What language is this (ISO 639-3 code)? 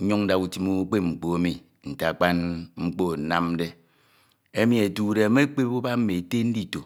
itw